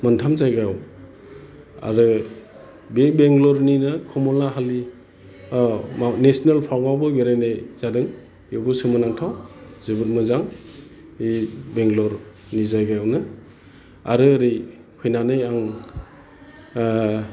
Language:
Bodo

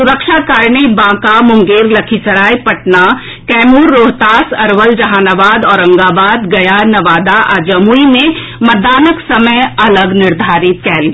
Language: Maithili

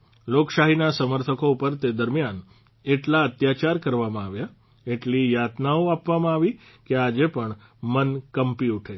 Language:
Gujarati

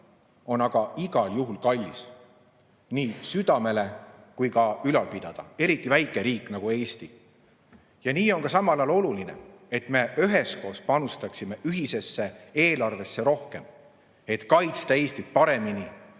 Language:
Estonian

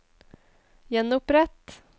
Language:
Norwegian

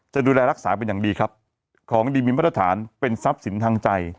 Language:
Thai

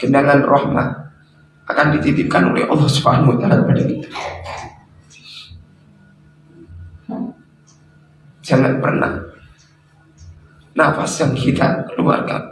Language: Indonesian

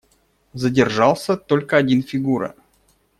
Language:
Russian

